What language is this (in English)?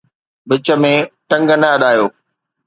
Sindhi